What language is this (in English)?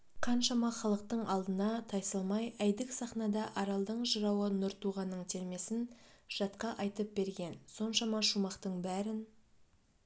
Kazakh